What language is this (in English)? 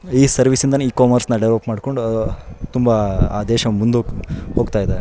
Kannada